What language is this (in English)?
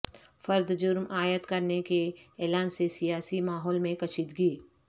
Urdu